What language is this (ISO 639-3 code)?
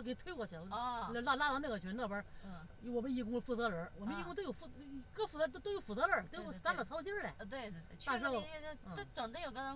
zho